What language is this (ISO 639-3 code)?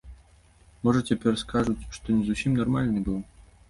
bel